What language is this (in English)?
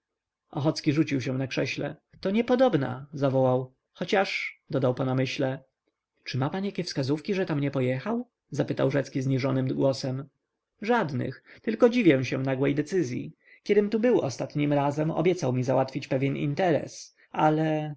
Polish